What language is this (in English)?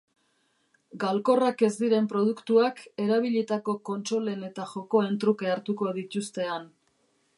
Basque